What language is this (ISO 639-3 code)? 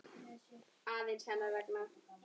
isl